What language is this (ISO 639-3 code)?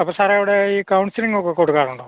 mal